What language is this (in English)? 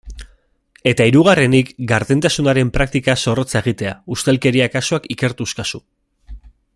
Basque